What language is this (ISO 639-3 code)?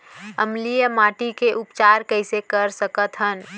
hne